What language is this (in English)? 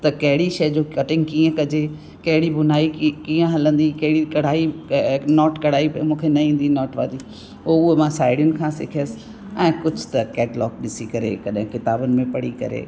Sindhi